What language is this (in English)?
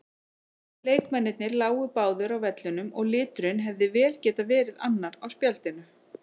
Icelandic